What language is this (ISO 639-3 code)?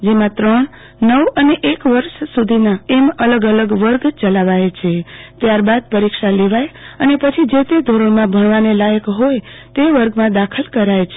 guj